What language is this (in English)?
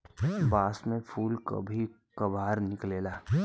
Bhojpuri